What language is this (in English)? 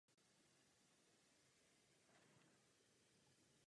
Czech